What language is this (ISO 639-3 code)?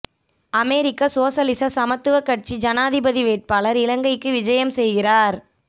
tam